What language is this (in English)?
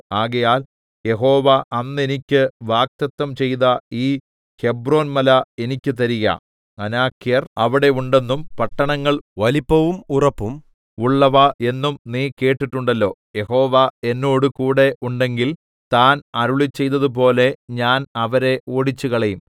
Malayalam